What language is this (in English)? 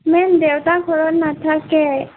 Assamese